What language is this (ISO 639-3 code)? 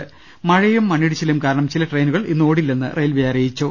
mal